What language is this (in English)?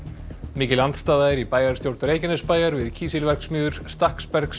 Icelandic